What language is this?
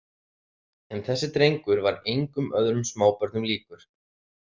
Icelandic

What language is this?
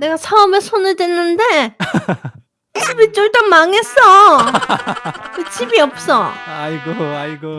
Korean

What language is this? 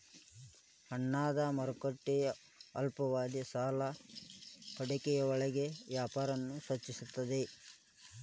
Kannada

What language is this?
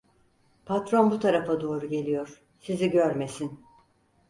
Turkish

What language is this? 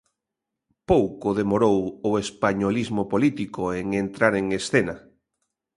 Galician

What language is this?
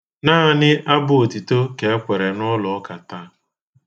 Igbo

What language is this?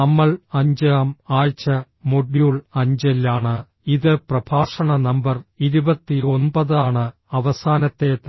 Malayalam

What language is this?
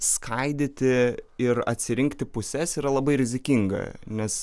Lithuanian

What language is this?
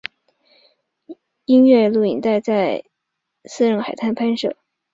Chinese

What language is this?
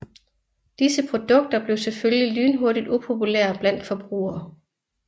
Danish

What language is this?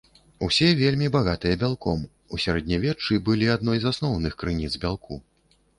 Belarusian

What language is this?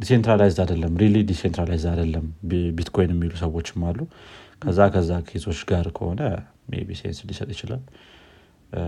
Amharic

